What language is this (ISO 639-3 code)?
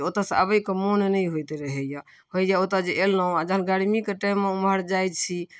mai